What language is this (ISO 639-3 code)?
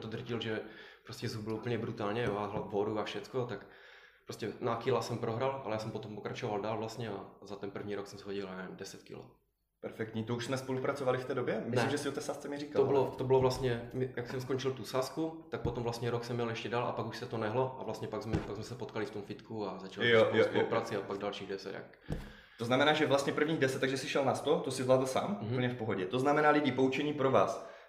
ces